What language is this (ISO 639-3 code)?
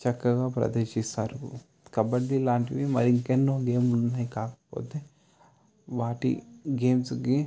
tel